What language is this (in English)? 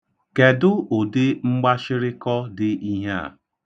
Igbo